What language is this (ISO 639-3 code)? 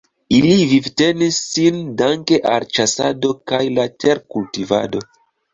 epo